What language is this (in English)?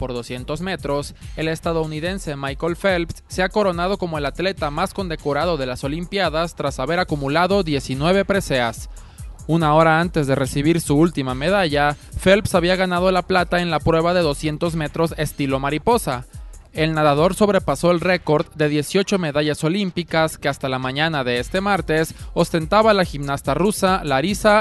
Spanish